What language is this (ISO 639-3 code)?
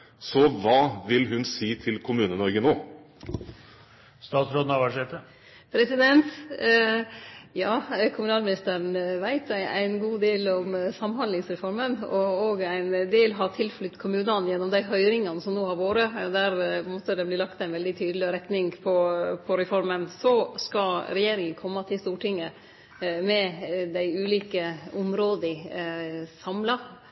nor